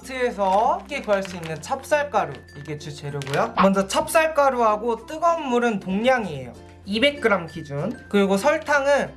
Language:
Korean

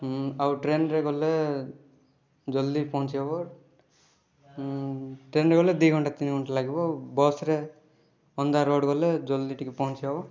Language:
Odia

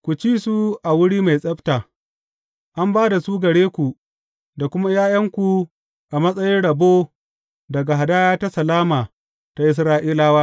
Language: Hausa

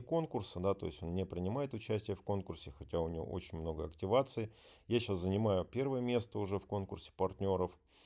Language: Russian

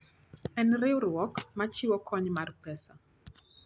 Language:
Luo (Kenya and Tanzania)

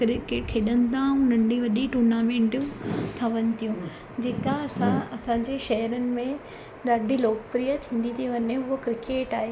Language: Sindhi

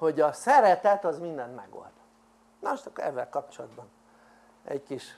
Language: Hungarian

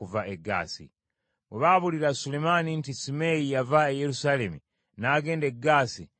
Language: Ganda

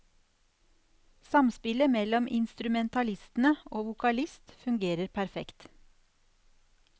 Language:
Norwegian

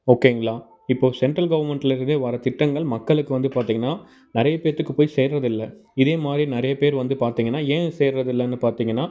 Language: Tamil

